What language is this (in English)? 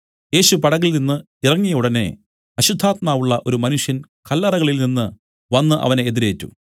Malayalam